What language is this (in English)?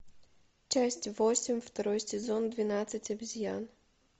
Russian